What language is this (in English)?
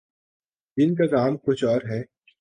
Urdu